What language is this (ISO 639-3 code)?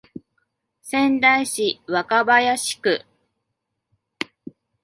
jpn